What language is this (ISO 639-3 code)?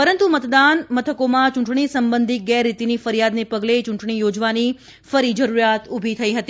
guj